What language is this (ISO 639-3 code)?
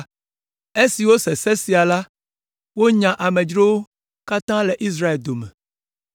ewe